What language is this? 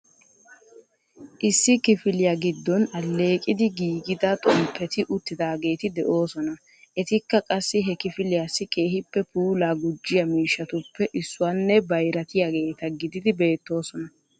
Wolaytta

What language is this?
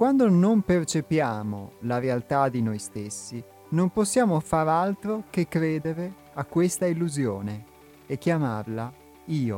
Italian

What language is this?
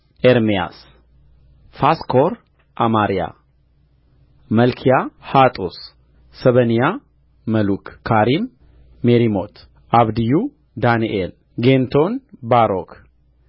Amharic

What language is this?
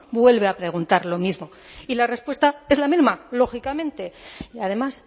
Spanish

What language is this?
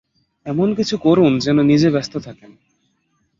Bangla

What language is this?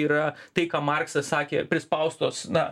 Lithuanian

